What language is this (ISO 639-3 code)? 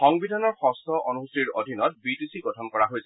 asm